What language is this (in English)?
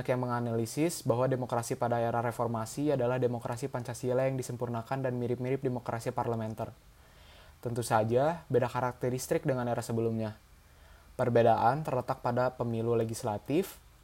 Indonesian